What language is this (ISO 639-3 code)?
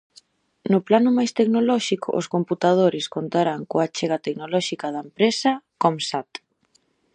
glg